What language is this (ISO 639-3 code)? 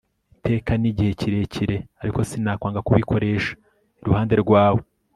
kin